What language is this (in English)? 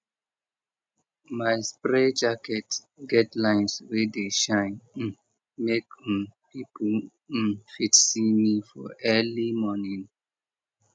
Nigerian Pidgin